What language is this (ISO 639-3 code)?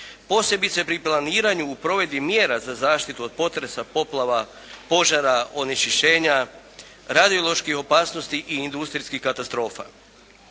hrv